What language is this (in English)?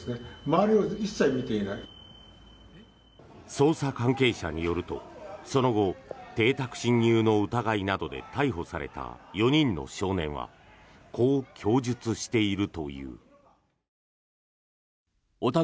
Japanese